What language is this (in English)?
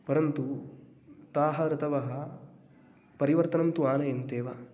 Sanskrit